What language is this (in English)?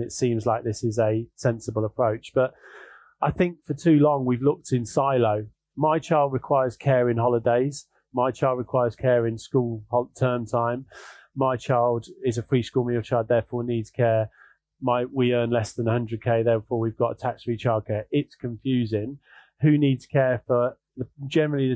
English